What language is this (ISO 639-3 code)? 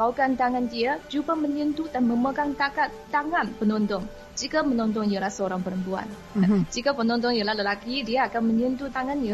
msa